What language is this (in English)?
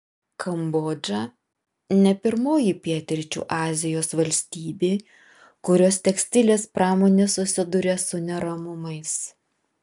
Lithuanian